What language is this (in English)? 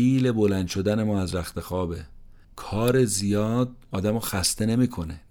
Persian